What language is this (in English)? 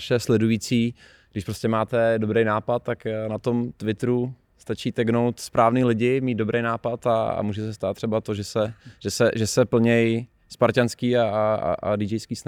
Czech